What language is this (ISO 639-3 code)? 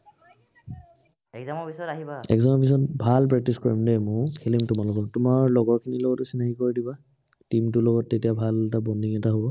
asm